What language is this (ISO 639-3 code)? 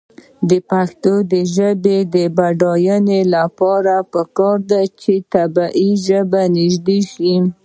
pus